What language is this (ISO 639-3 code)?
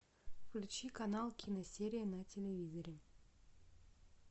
rus